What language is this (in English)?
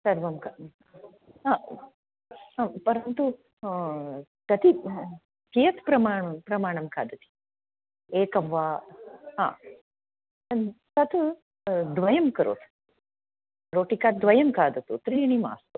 Sanskrit